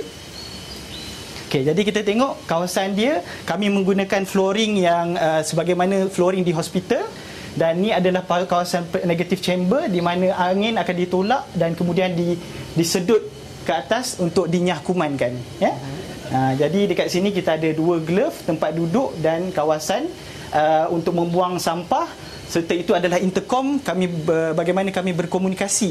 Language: Malay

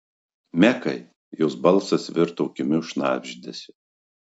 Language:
Lithuanian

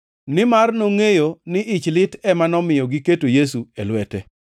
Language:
Luo (Kenya and Tanzania)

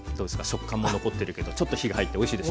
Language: Japanese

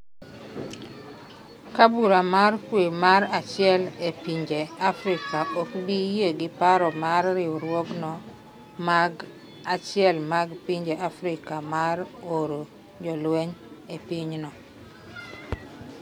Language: Luo (Kenya and Tanzania)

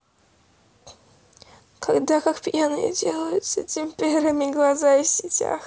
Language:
Russian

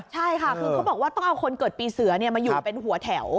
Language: Thai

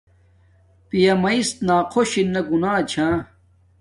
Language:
Domaaki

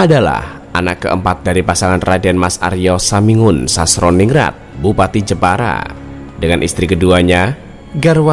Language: Indonesian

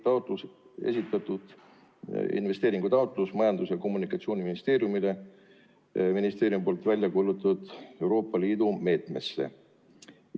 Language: Estonian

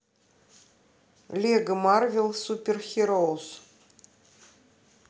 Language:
Russian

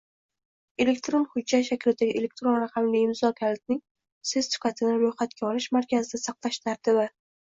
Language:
Uzbek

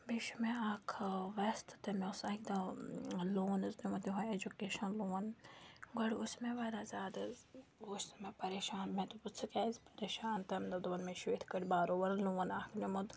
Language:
Kashmiri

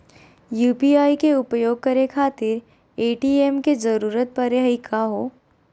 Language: Magahi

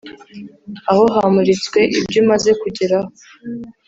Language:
Kinyarwanda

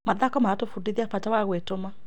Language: Kikuyu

